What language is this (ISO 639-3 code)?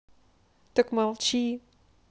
rus